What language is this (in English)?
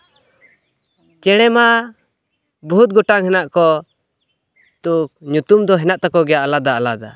Santali